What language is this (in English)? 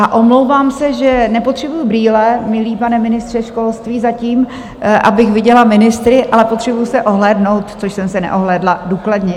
Czech